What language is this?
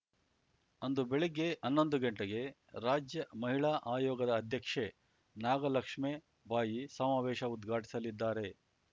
Kannada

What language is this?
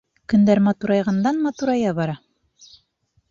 Bashkir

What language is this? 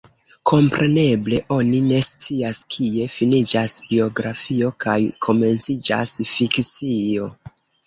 Esperanto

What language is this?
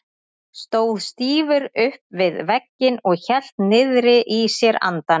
Icelandic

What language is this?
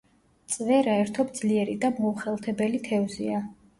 Georgian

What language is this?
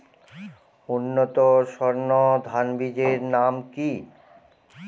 Bangla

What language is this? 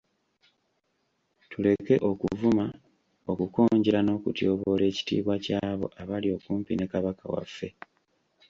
Ganda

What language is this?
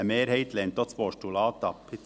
Swiss German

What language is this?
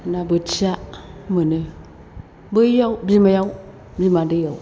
Bodo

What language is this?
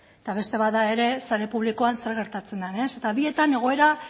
Basque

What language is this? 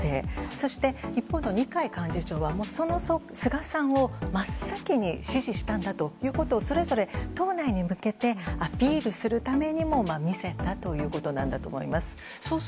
Japanese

